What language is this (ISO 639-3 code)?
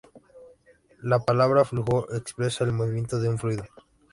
spa